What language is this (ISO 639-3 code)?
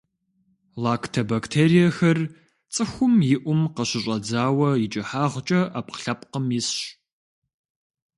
kbd